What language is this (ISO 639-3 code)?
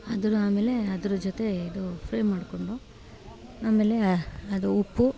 kan